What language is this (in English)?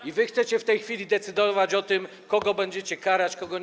Polish